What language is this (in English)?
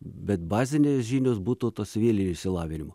Lithuanian